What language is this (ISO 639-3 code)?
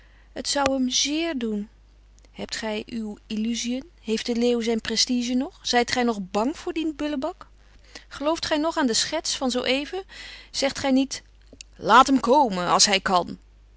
nld